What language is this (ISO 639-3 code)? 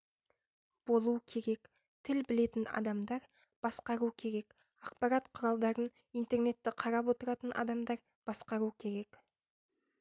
kaz